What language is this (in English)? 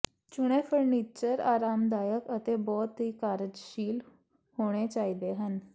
Punjabi